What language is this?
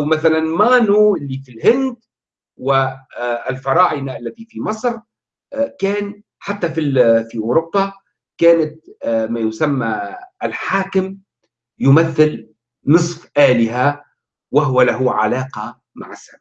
Arabic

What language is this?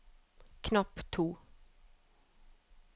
Norwegian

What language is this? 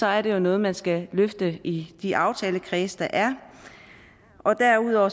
Danish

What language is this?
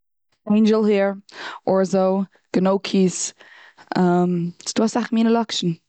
Yiddish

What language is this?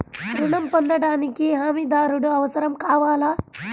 Telugu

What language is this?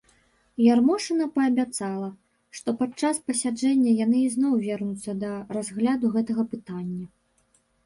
Belarusian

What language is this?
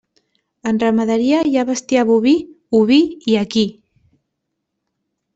Catalan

